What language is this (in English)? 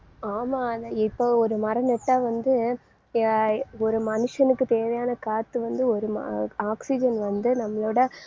Tamil